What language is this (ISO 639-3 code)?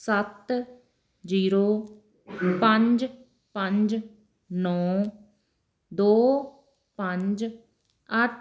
pan